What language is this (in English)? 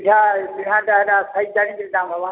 Odia